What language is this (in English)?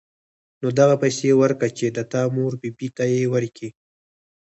Pashto